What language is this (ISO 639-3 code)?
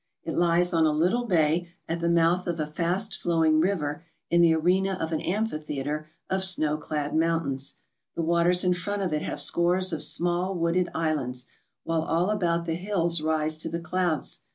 eng